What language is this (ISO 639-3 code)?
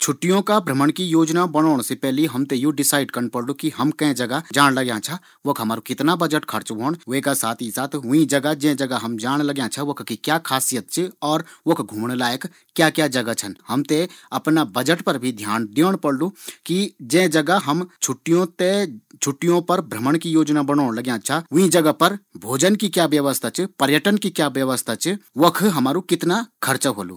gbm